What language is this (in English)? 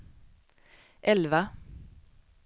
Swedish